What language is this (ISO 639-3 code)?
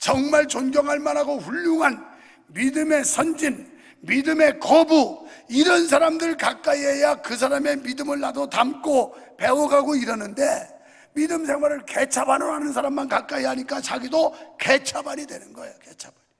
kor